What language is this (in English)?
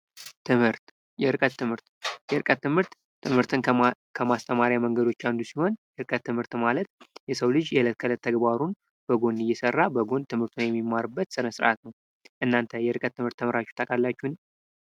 Amharic